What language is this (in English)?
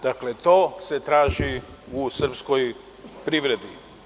Serbian